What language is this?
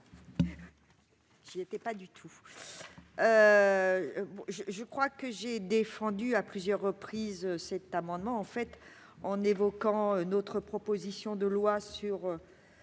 French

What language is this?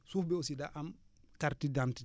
Wolof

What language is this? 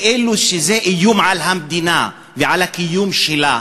Hebrew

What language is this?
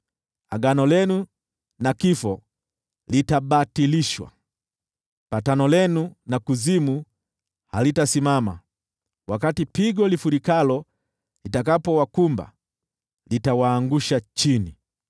Swahili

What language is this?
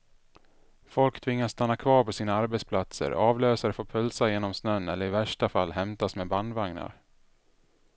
Swedish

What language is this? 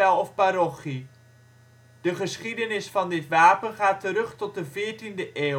Dutch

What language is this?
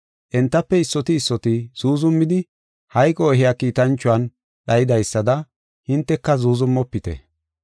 Gofa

